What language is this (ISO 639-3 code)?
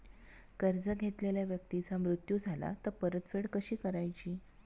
mar